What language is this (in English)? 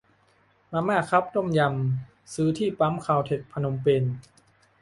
Thai